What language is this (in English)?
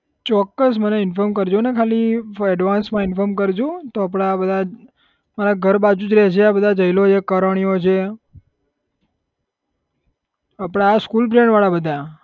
Gujarati